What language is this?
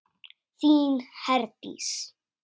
Icelandic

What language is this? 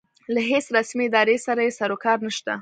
Pashto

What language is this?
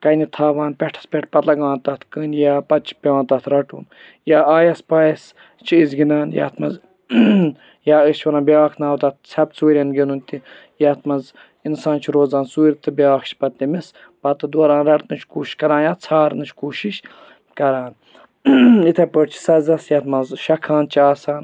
Kashmiri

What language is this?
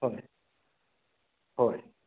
Manipuri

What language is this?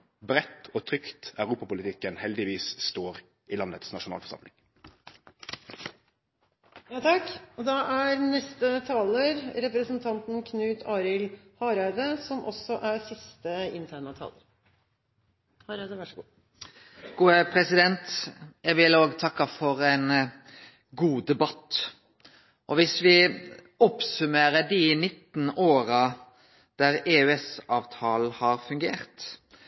Norwegian Nynorsk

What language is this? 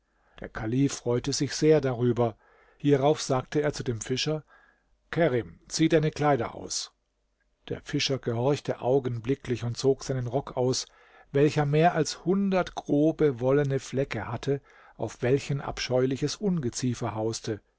German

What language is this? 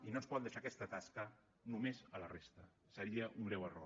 Catalan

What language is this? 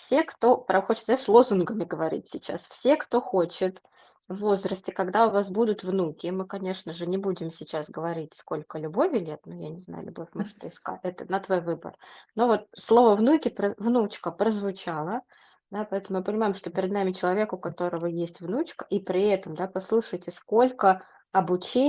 Russian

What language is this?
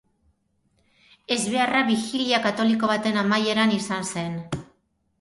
Basque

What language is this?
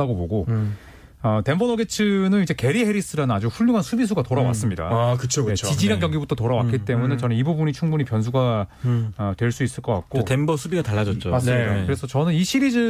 Korean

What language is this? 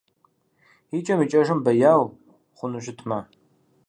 Kabardian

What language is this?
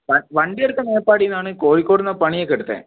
Malayalam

